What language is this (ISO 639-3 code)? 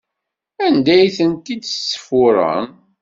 kab